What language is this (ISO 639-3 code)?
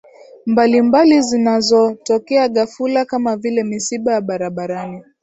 swa